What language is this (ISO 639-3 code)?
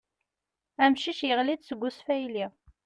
kab